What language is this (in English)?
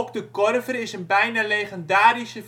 Dutch